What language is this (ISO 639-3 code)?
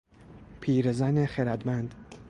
fas